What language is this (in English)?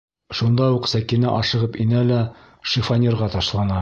Bashkir